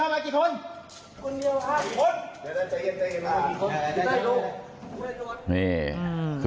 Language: Thai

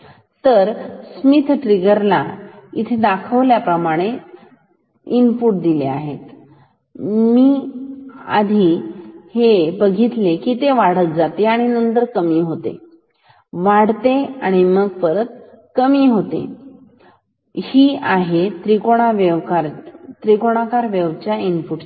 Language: Marathi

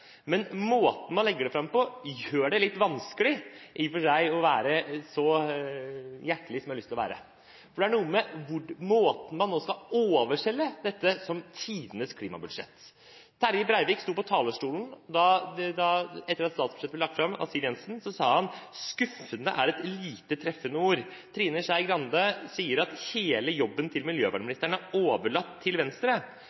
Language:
Norwegian Bokmål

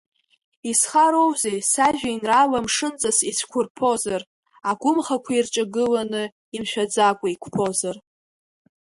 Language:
Abkhazian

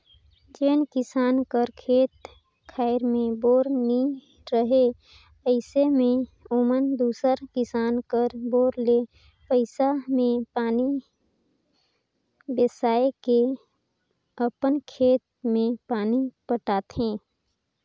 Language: Chhattisgarhi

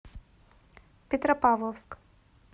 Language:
Russian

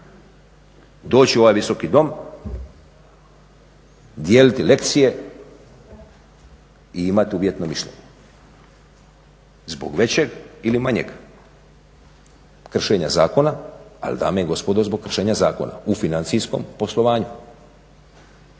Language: Croatian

